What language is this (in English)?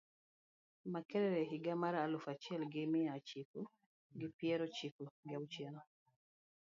Luo (Kenya and Tanzania)